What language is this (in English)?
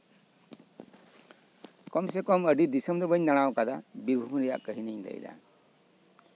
Santali